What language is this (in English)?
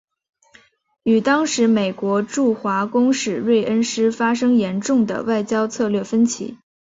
Chinese